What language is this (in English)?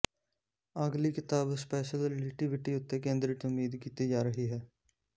Punjabi